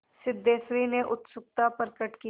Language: Hindi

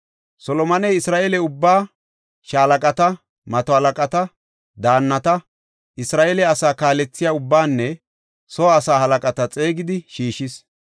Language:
Gofa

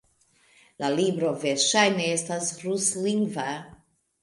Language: Esperanto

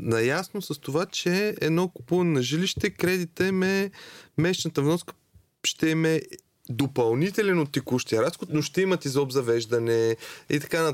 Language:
Bulgarian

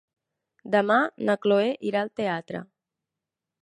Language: Catalan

